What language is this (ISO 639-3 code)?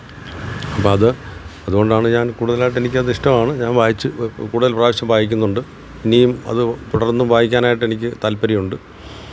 mal